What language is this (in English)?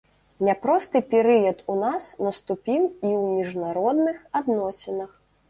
Belarusian